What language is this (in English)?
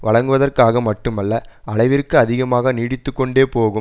Tamil